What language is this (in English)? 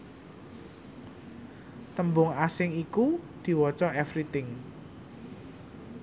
Javanese